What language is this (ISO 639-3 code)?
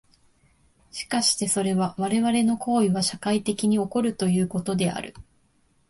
jpn